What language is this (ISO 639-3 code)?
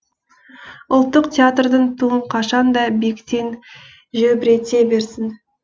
kaz